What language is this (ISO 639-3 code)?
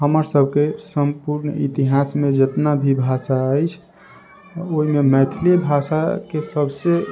mai